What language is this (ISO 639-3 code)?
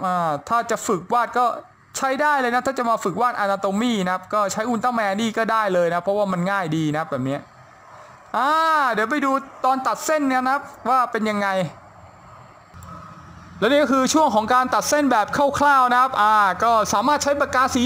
tha